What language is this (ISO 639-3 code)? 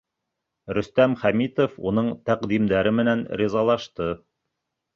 bak